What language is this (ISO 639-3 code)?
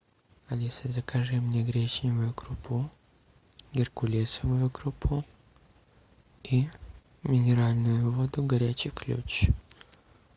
rus